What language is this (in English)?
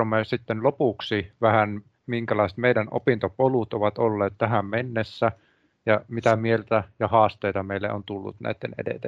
Finnish